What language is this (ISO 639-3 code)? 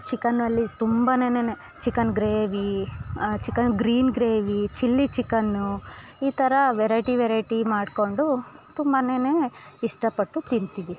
kan